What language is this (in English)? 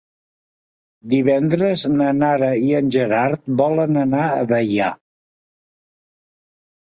Catalan